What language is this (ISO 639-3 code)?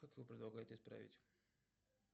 rus